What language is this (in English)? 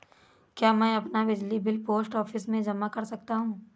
Hindi